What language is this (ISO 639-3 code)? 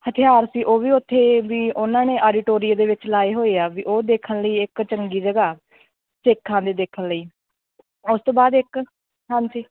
pan